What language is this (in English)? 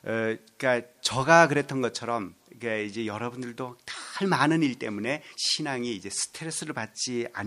Korean